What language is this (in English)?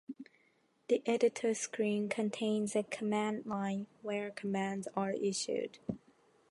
English